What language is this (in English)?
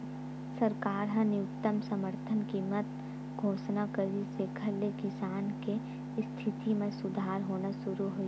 Chhattisgarhi